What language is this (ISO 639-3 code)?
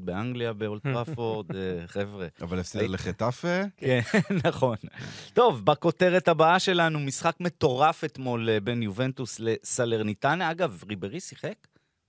heb